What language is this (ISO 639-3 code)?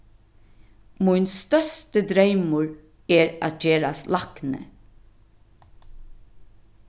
fao